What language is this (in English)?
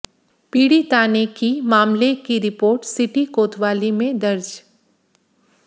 Hindi